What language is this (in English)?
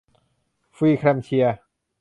Thai